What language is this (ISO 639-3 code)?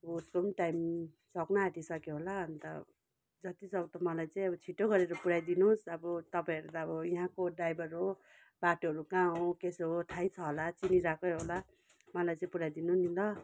nep